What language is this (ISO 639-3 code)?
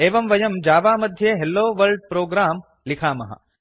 san